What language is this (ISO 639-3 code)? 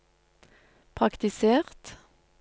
nor